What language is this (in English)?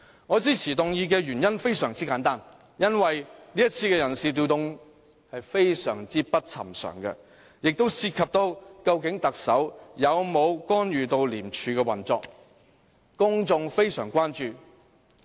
Cantonese